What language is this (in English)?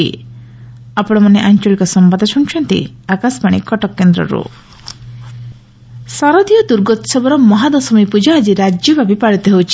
Odia